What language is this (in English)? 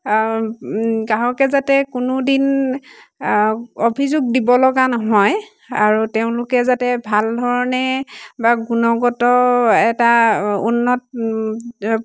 Assamese